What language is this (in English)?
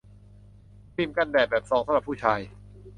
Thai